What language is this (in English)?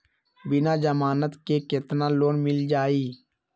Magahi